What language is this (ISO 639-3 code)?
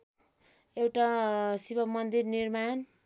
nep